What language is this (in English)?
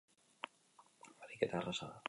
Basque